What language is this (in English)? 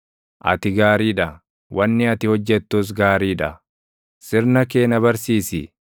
Oromo